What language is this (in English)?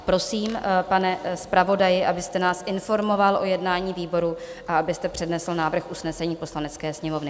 Czech